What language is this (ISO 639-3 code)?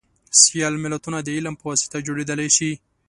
pus